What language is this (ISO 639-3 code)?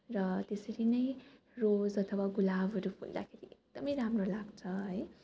nep